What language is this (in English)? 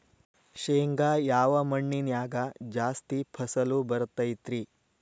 Kannada